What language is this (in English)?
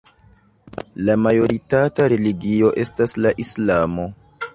Esperanto